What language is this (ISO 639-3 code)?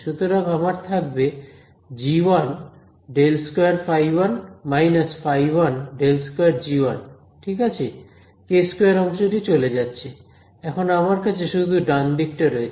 ben